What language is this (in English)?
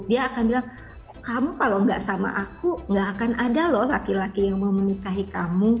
Indonesian